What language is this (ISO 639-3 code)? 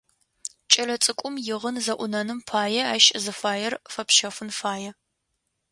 ady